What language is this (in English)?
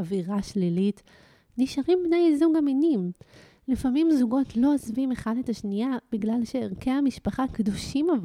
Hebrew